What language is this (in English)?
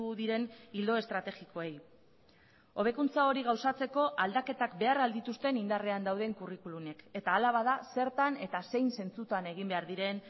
Basque